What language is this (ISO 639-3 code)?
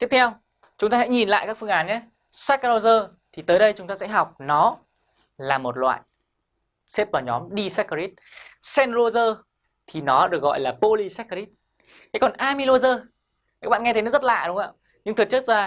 vie